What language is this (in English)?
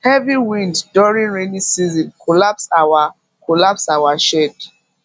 Nigerian Pidgin